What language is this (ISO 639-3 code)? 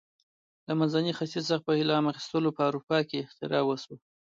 pus